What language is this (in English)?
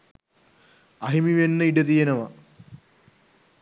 Sinhala